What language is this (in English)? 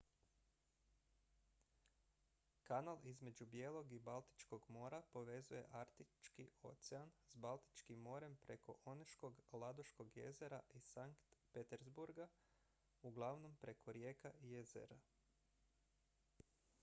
Croatian